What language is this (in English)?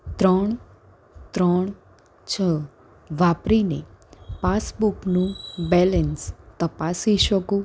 Gujarati